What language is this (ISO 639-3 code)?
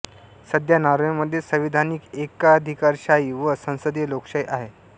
mar